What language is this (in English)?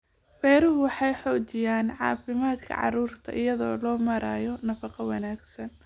Somali